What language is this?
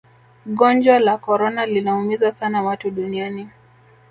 Swahili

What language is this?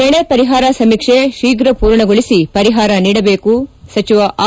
Kannada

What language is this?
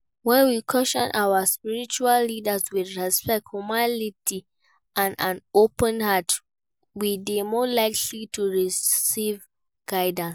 Nigerian Pidgin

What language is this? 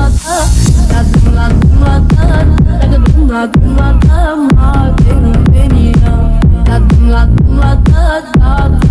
Romanian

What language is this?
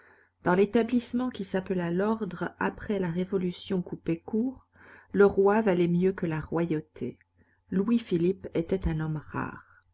French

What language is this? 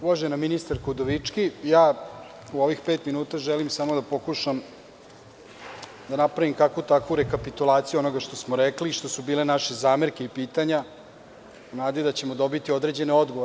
Serbian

